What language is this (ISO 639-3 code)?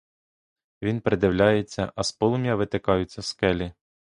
ukr